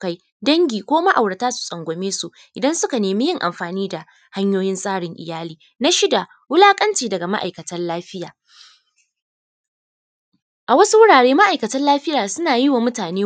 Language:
Hausa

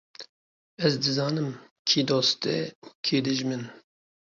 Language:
Kurdish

